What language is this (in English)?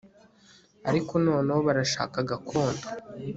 Kinyarwanda